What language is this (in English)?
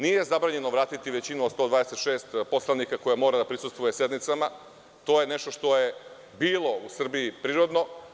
Serbian